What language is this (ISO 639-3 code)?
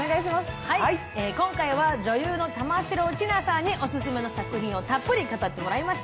jpn